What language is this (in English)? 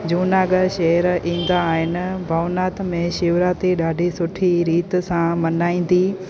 Sindhi